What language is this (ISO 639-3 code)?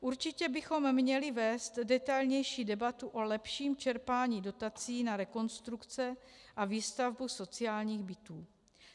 ces